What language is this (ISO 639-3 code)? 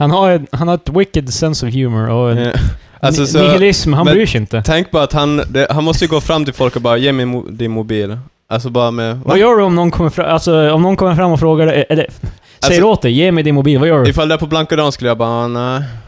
swe